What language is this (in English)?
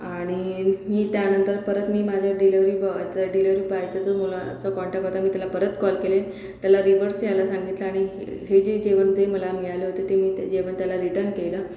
Marathi